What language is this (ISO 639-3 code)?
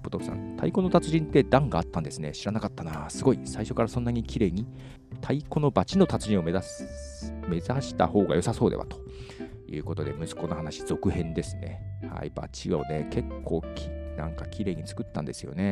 jpn